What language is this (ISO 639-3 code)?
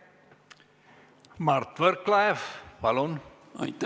est